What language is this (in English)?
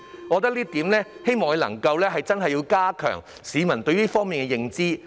Cantonese